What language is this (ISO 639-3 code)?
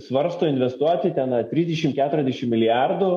lit